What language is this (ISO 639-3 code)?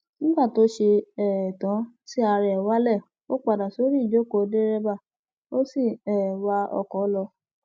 yor